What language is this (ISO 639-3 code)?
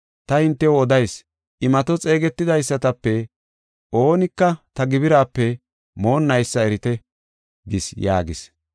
gof